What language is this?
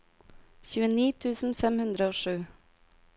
Norwegian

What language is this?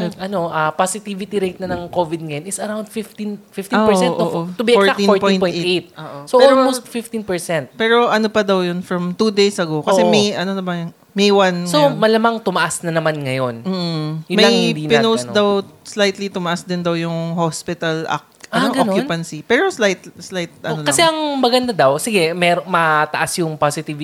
Filipino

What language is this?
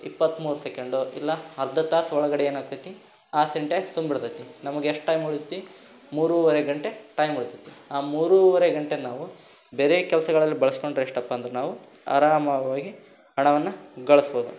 Kannada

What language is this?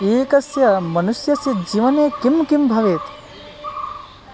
Sanskrit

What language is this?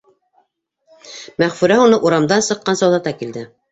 Bashkir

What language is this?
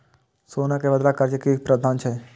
Maithili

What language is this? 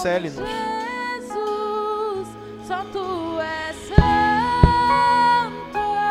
Portuguese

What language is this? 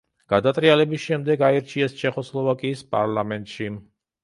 Georgian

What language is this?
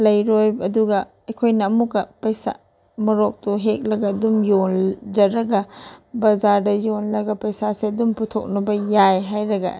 Manipuri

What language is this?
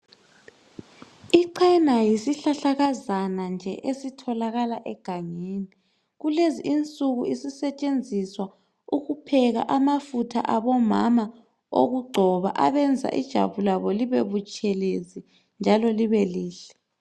North Ndebele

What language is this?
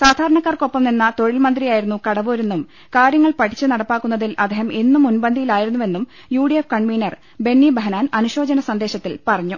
Malayalam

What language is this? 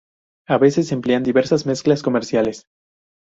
Spanish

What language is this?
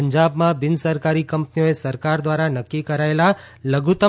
Gujarati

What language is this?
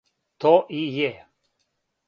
Serbian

